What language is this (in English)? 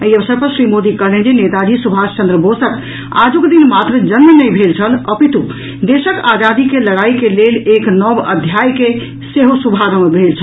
Maithili